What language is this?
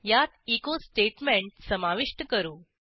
Marathi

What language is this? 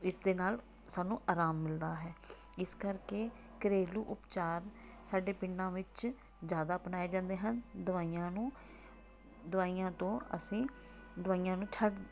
Punjabi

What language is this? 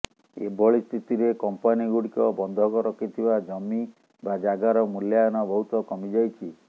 Odia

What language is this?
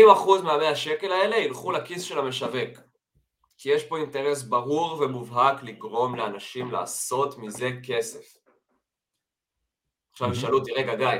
Hebrew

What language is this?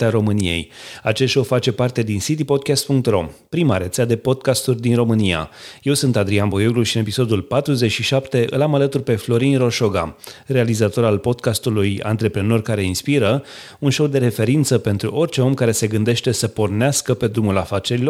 Romanian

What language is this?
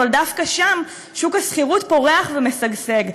Hebrew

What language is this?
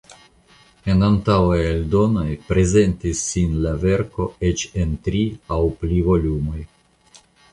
Esperanto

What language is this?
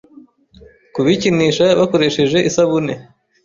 Kinyarwanda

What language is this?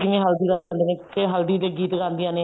Punjabi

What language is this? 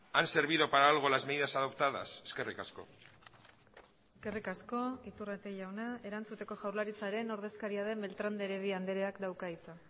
Basque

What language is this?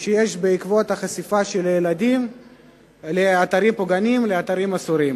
Hebrew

